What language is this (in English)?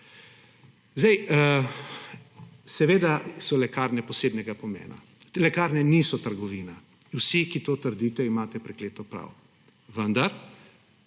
Slovenian